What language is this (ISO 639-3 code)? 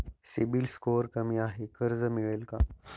mar